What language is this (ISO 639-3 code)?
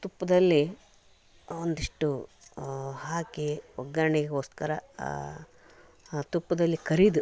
kan